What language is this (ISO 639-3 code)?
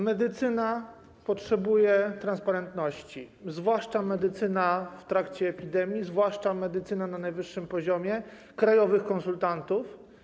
pol